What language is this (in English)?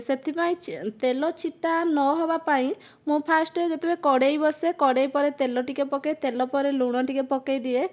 Odia